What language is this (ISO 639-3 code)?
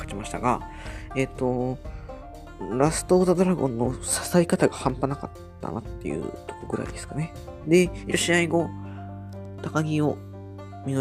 jpn